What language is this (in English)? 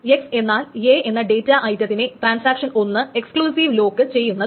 Malayalam